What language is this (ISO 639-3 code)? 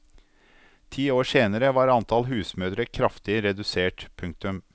nor